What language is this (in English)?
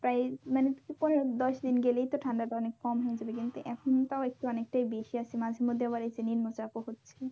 Bangla